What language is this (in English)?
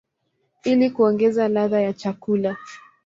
Swahili